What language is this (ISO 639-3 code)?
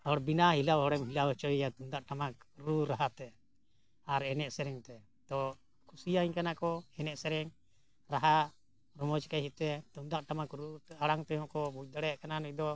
sat